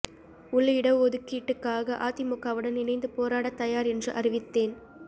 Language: Tamil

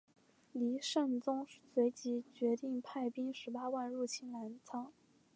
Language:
Chinese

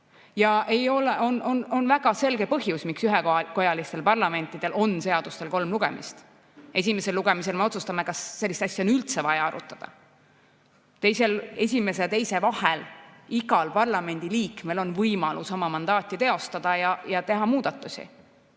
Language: Estonian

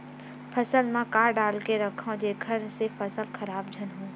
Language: Chhattisgarhi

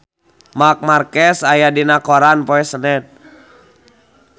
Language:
Sundanese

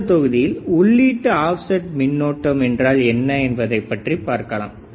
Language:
Tamil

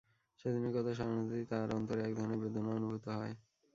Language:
Bangla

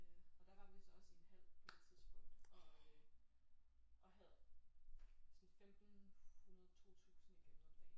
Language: Danish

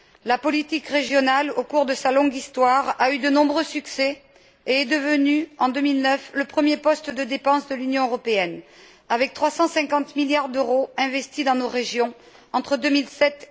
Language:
French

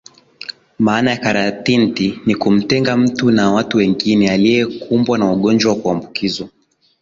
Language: Swahili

